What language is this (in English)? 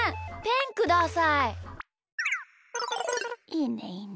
Japanese